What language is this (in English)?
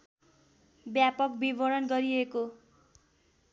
Nepali